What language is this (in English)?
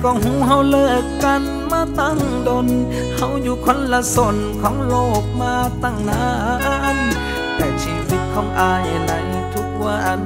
Thai